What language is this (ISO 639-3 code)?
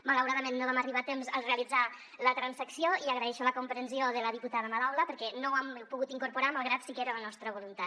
cat